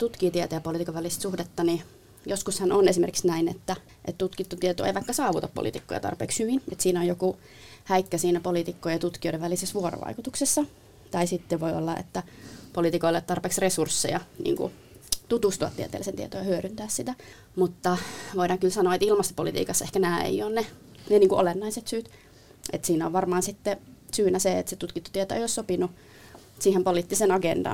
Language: Finnish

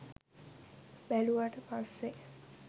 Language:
Sinhala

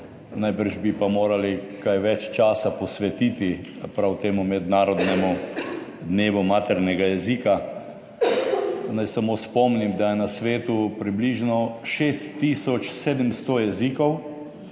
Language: Slovenian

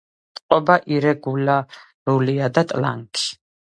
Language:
Georgian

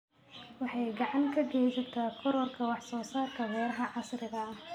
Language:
Somali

